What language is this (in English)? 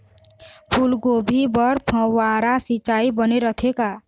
Chhattisgarhi